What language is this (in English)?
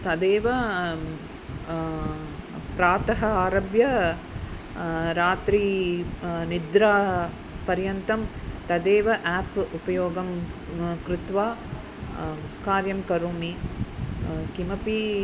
Sanskrit